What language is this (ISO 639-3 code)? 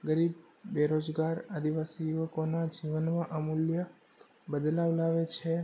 guj